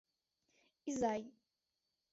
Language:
Mari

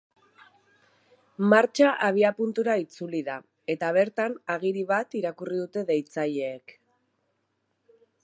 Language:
Basque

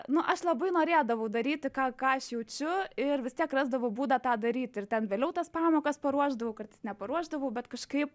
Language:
Lithuanian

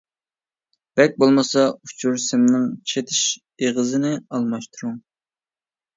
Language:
Uyghur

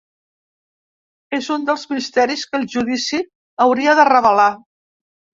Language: Catalan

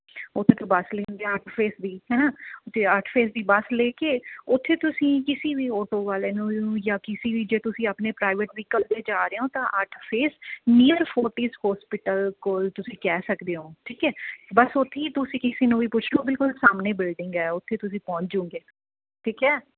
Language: Punjabi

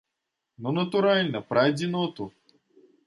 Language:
Belarusian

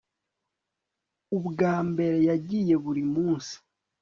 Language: Kinyarwanda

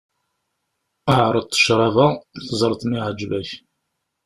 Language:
Kabyle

